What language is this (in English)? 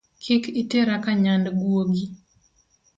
Luo (Kenya and Tanzania)